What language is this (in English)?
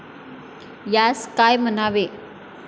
Marathi